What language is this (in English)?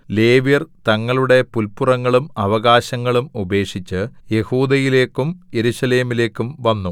Malayalam